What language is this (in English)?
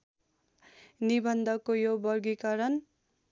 Nepali